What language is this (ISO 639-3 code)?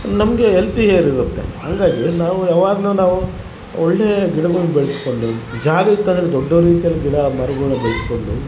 kan